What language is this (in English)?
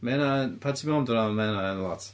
Welsh